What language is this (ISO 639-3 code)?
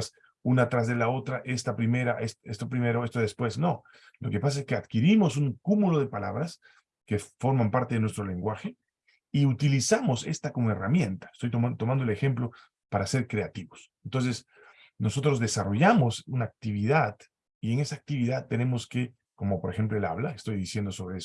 spa